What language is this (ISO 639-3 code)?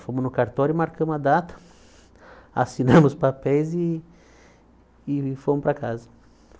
por